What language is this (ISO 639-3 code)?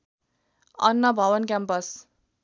nep